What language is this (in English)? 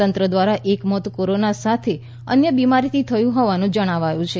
Gujarati